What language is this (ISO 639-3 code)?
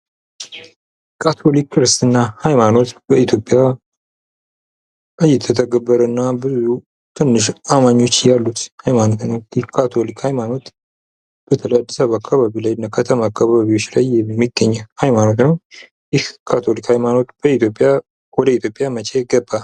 amh